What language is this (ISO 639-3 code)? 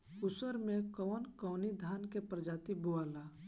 bho